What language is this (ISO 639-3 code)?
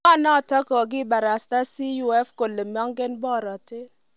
kln